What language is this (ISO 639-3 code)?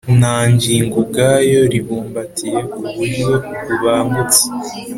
kin